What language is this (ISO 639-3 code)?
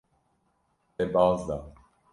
kur